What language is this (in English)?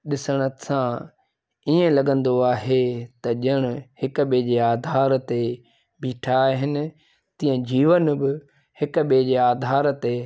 Sindhi